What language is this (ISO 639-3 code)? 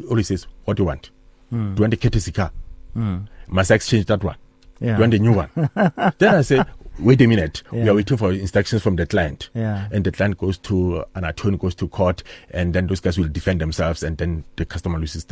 eng